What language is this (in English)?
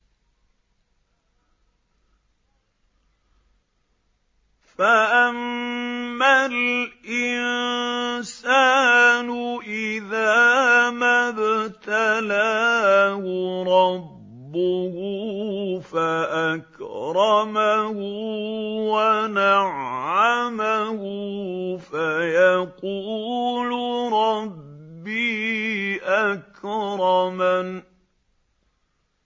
Arabic